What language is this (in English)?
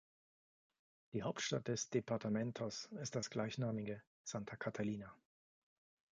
German